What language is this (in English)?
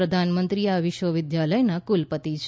Gujarati